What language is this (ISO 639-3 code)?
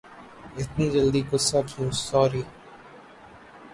urd